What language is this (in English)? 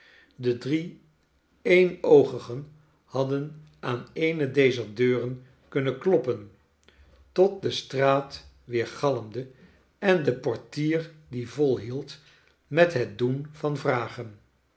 Dutch